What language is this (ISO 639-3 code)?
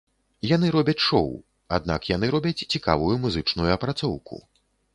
bel